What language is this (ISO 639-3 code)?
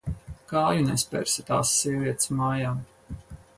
lav